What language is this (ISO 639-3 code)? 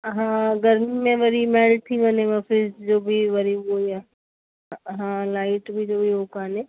snd